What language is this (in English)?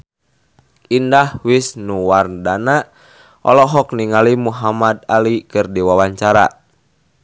Sundanese